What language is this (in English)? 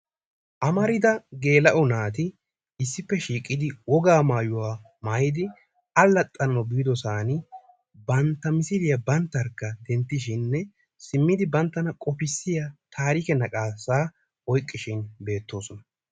Wolaytta